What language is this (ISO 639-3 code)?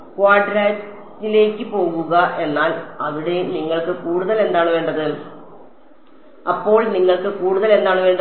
mal